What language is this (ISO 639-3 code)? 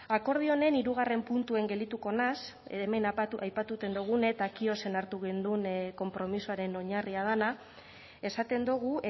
eus